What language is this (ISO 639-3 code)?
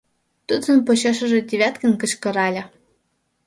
chm